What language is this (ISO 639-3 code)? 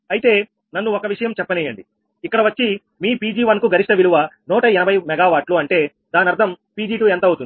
tel